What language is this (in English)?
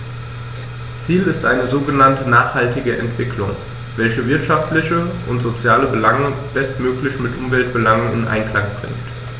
German